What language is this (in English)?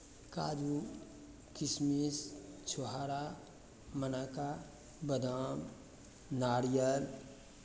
Maithili